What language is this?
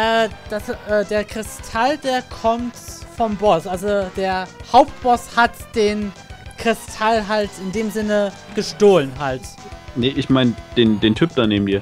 German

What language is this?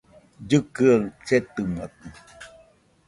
Nüpode Huitoto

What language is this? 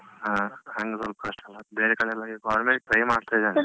Kannada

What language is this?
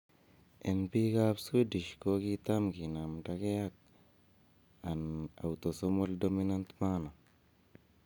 Kalenjin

